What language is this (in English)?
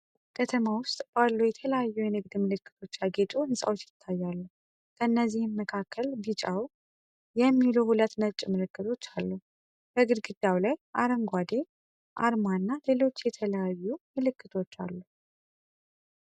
Amharic